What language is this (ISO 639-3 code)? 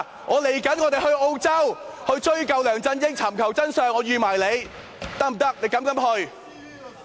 yue